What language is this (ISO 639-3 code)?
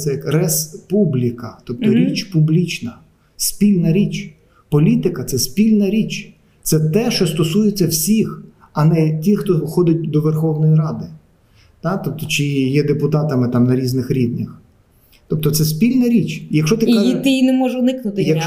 ukr